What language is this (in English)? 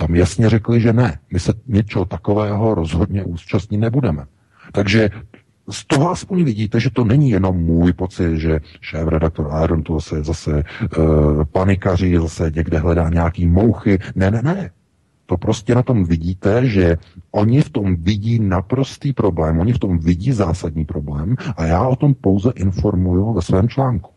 Czech